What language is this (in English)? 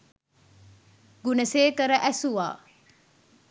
Sinhala